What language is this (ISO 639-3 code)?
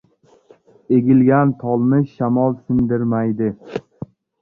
uzb